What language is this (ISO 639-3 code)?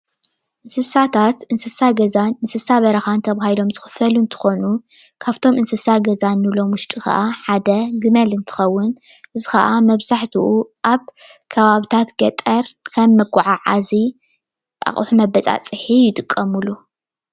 tir